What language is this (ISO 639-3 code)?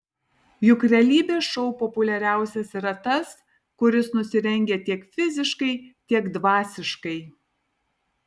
lit